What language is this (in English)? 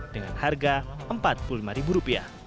Indonesian